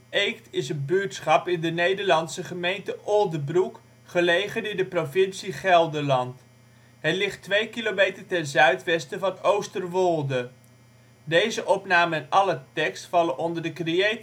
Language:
Dutch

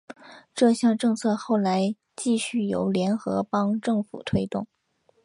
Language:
Chinese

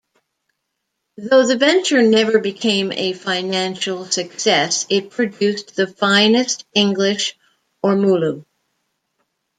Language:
English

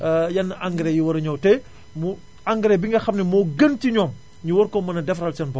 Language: Wolof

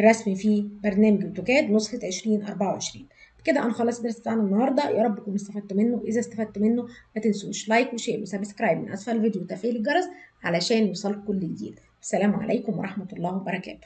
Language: Arabic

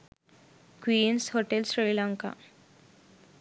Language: Sinhala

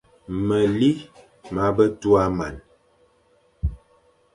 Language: Fang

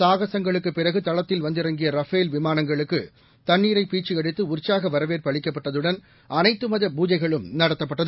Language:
Tamil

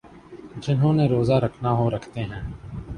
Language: Urdu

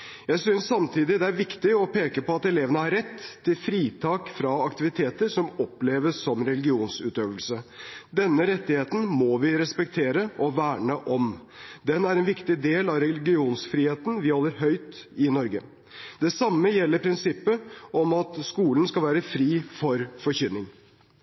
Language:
Norwegian Bokmål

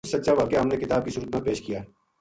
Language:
Gujari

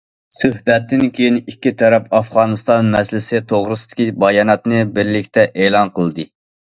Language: Uyghur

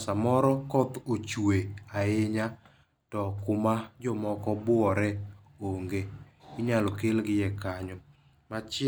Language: Luo (Kenya and Tanzania)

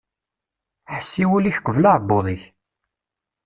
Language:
Kabyle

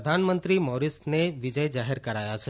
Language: Gujarati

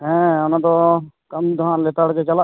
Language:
Santali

